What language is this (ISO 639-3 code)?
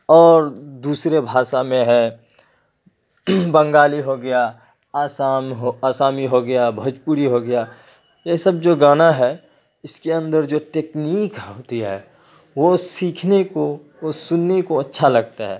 urd